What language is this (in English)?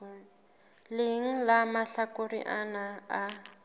Southern Sotho